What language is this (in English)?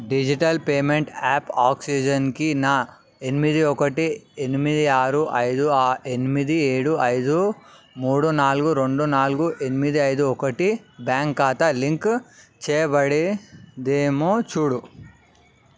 Telugu